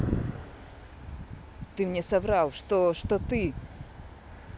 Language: Russian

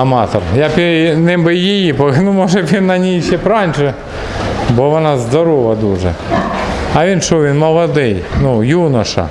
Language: Russian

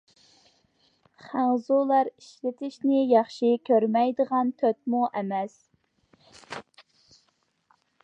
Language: Uyghur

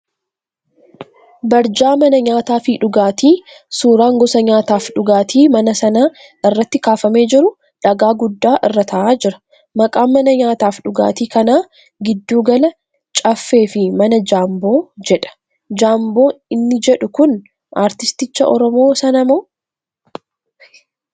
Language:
Oromo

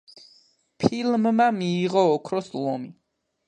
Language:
Georgian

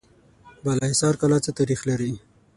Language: Pashto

